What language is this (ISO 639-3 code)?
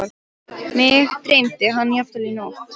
isl